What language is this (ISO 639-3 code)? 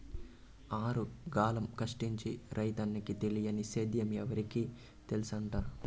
tel